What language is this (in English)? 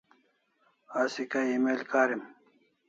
Kalasha